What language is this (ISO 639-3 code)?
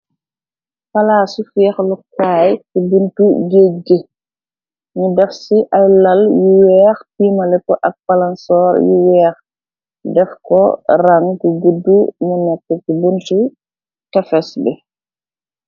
wol